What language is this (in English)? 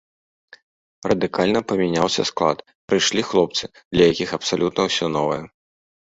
Belarusian